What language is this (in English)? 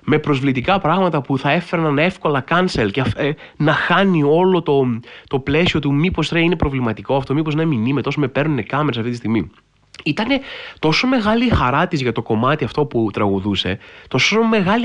Greek